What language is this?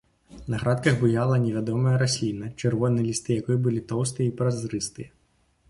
Belarusian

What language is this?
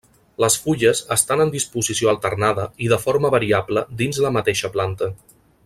Catalan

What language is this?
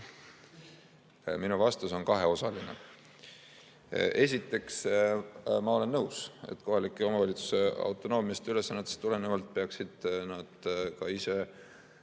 Estonian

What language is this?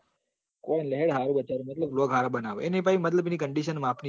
Gujarati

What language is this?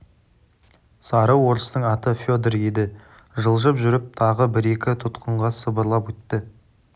Kazakh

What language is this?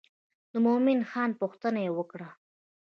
Pashto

